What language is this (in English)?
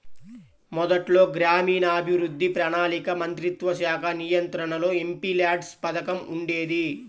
Telugu